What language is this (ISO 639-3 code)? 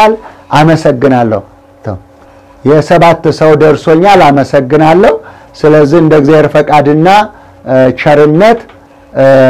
ara